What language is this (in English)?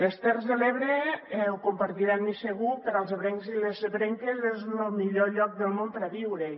Catalan